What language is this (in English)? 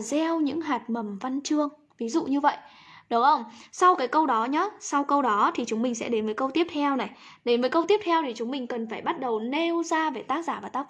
Vietnamese